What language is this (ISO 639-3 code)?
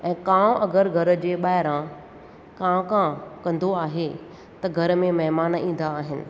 snd